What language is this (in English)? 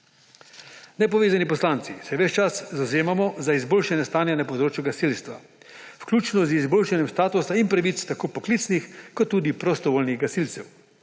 Slovenian